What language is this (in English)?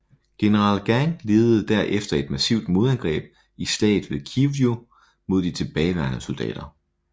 Danish